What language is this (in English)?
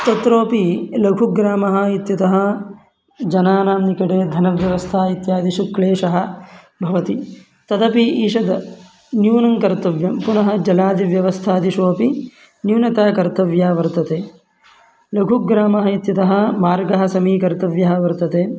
Sanskrit